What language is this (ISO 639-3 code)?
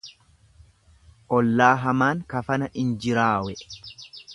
orm